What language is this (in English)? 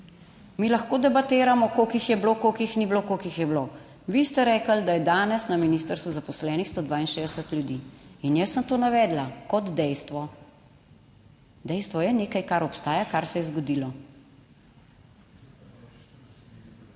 Slovenian